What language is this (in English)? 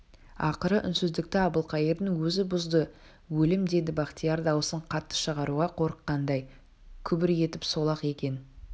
Kazakh